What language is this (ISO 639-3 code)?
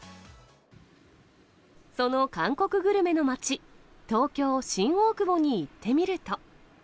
jpn